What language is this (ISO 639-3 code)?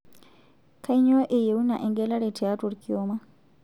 mas